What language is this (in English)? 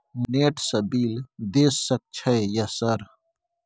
Maithili